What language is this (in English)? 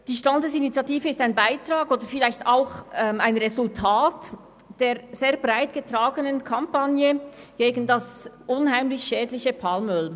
Swiss German